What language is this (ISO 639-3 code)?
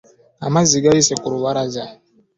lug